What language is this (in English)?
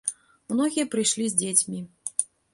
Belarusian